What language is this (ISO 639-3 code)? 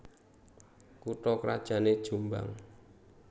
jav